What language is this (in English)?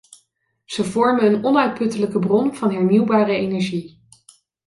Dutch